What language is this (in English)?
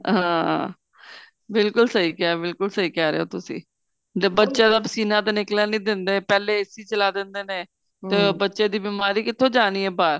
Punjabi